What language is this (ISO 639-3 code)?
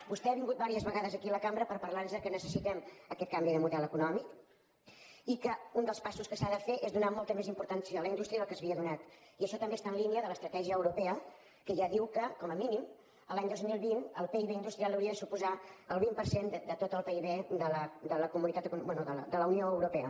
cat